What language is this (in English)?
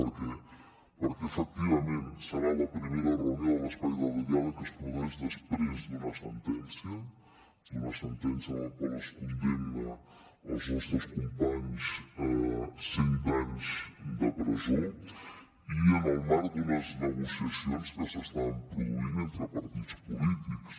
Catalan